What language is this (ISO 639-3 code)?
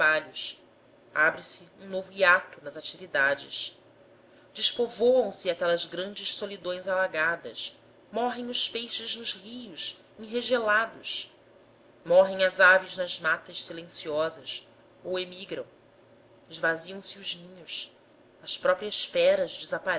por